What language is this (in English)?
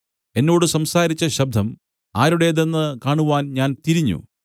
Malayalam